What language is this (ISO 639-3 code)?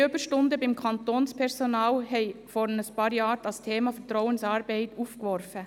gsw